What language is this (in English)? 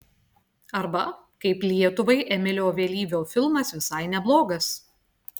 Lithuanian